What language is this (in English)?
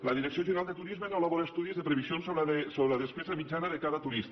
Catalan